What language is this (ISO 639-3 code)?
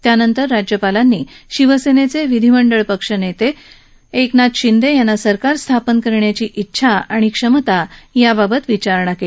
mar